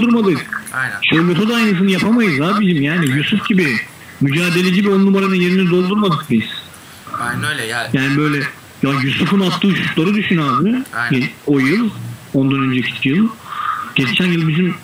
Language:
Turkish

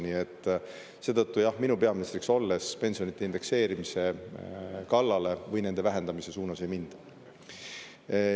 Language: Estonian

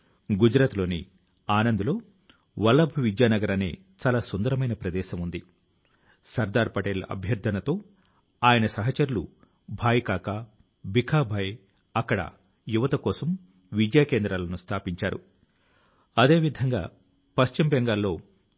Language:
Telugu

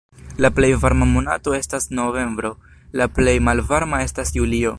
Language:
Esperanto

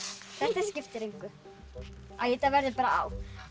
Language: Icelandic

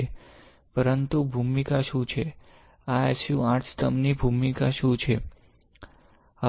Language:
Gujarati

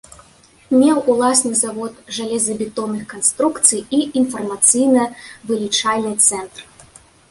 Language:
Belarusian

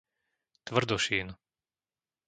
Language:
Slovak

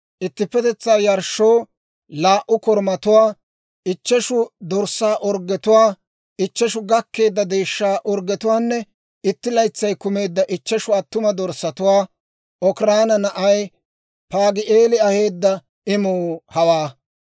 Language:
Dawro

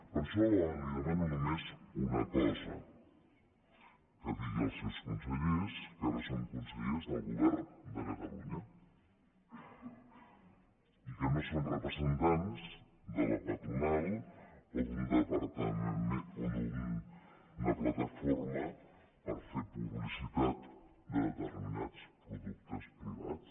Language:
Catalan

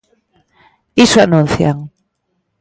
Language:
Galician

